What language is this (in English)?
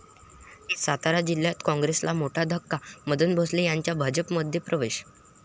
Marathi